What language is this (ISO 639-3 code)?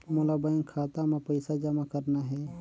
hne